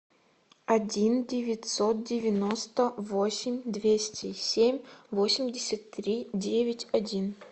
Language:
Russian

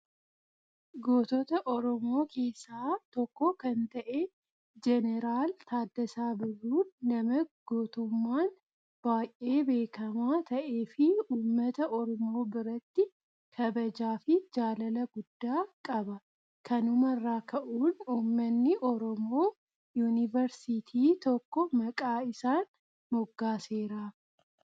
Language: Oromo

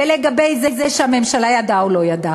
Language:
Hebrew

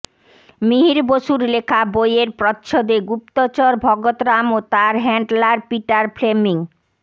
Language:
Bangla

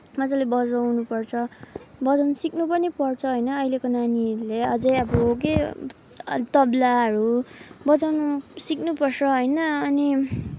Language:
Nepali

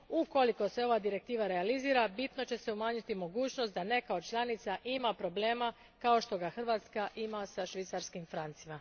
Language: Croatian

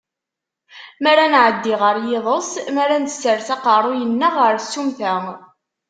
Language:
Kabyle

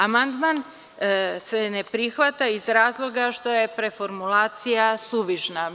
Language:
Serbian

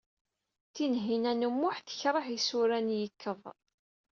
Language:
Kabyle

